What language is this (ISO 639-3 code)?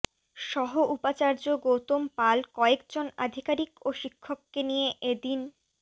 ben